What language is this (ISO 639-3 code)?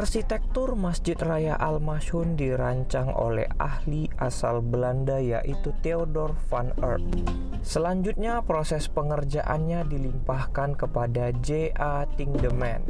ind